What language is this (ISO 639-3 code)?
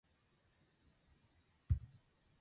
aze